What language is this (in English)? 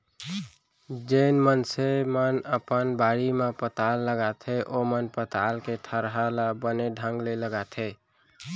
Chhattisgarhi